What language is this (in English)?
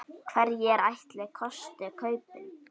Icelandic